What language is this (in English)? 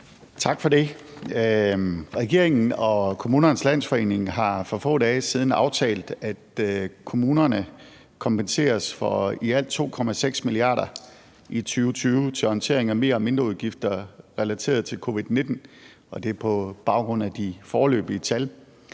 Danish